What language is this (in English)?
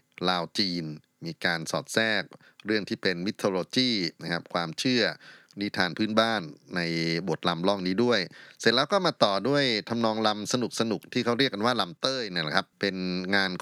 Thai